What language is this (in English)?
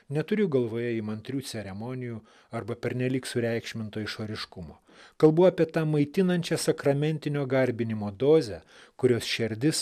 Lithuanian